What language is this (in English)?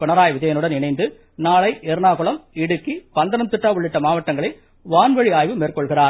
Tamil